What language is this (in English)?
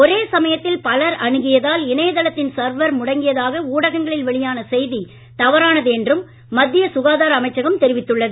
Tamil